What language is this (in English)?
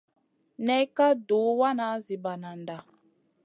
Masana